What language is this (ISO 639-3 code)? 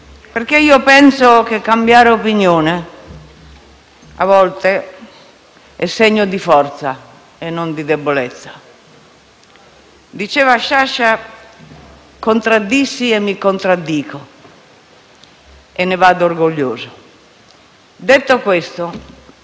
ita